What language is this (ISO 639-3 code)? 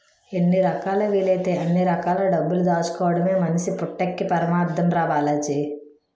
tel